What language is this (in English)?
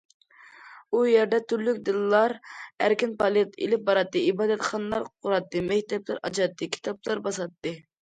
Uyghur